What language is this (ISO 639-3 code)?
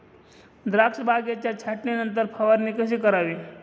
mar